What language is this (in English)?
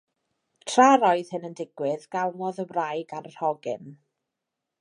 Welsh